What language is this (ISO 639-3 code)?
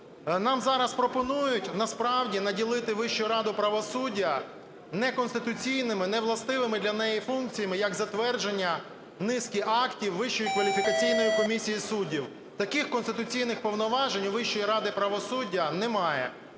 ukr